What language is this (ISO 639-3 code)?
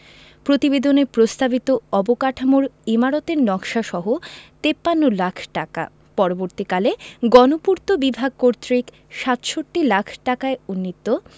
ben